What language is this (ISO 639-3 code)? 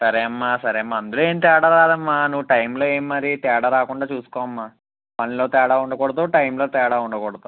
tel